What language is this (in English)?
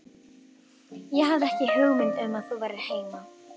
Icelandic